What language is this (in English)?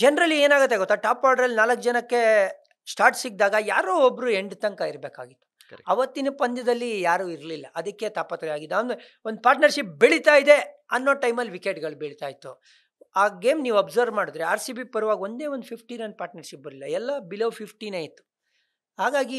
Kannada